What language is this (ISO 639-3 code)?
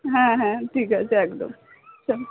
ben